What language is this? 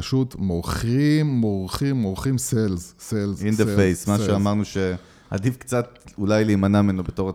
Hebrew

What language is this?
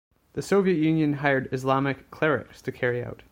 English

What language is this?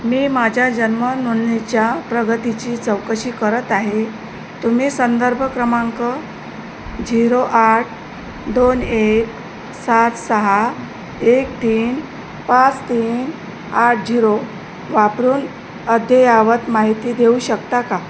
Marathi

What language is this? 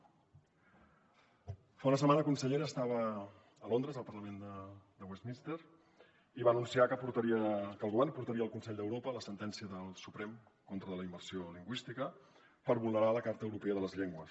Catalan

